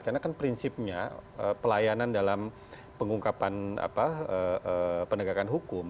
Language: Indonesian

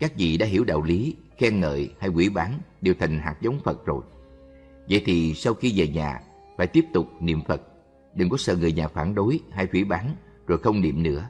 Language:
Vietnamese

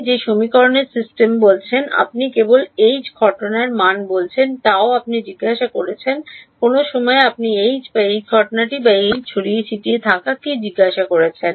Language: Bangla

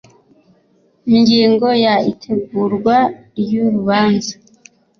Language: Kinyarwanda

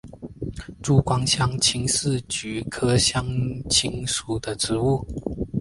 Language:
Chinese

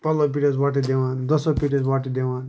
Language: Kashmiri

